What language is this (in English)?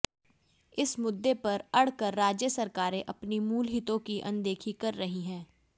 Hindi